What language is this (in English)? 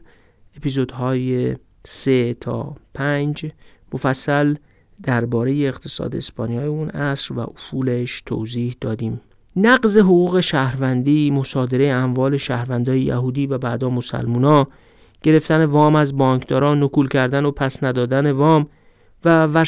Persian